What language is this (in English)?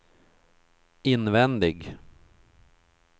Swedish